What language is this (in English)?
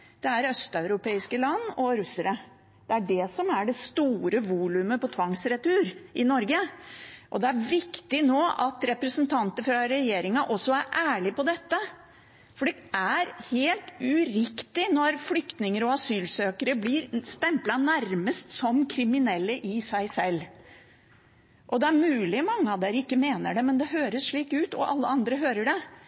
Norwegian Bokmål